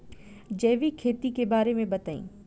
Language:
Bhojpuri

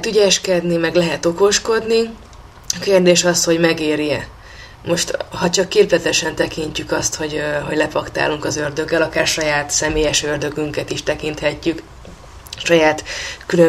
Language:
Hungarian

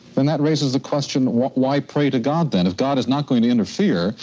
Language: English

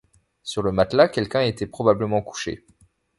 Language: French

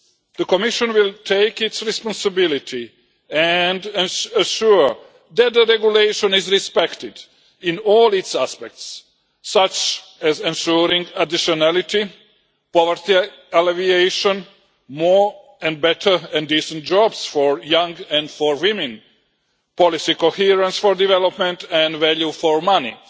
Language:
English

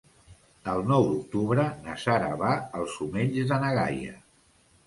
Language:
Catalan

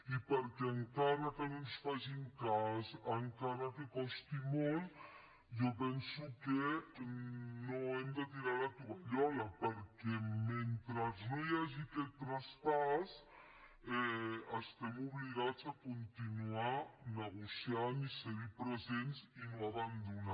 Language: Catalan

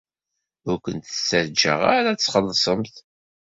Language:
Kabyle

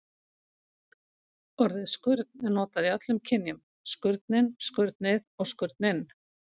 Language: Icelandic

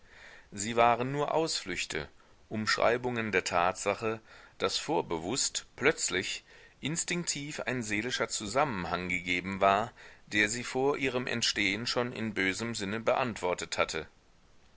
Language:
German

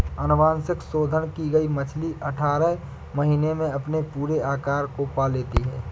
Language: Hindi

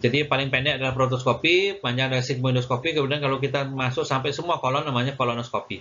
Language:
Indonesian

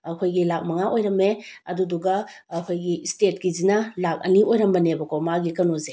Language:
Manipuri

